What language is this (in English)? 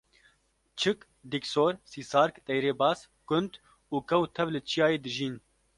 Kurdish